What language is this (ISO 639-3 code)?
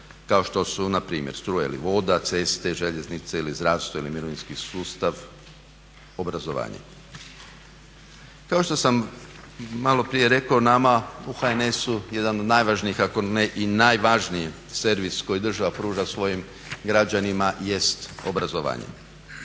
hrv